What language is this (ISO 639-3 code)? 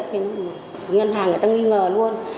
vie